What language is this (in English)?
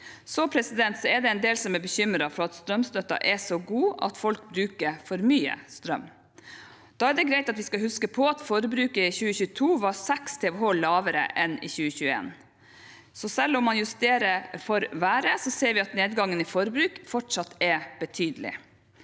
Norwegian